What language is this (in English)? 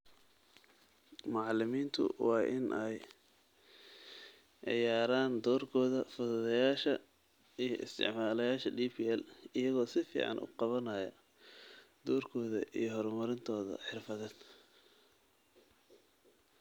Somali